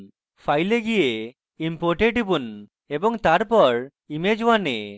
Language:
Bangla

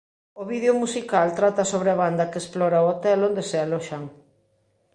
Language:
Galician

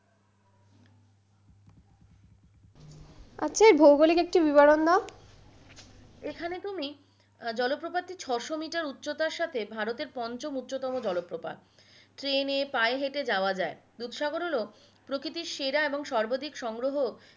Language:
Bangla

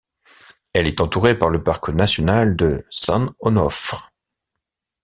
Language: French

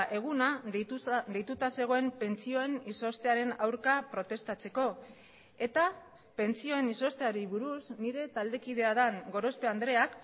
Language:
Basque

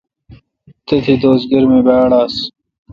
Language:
Kalkoti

